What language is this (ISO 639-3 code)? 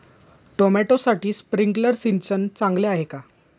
mar